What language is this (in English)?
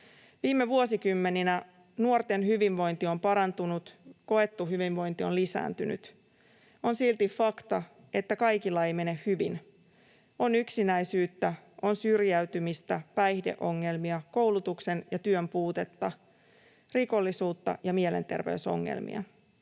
Finnish